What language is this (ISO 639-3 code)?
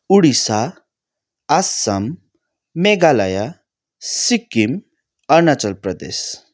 nep